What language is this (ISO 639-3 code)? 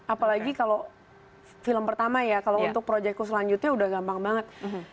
ind